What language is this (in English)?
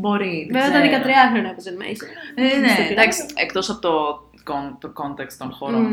Greek